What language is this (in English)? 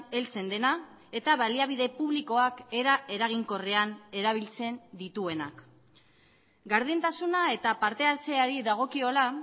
Basque